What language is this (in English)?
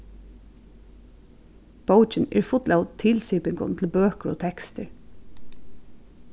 Faroese